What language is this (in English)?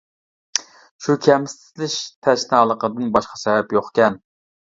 Uyghur